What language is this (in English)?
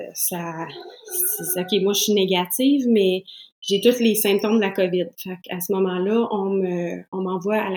French